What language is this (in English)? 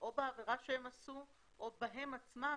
Hebrew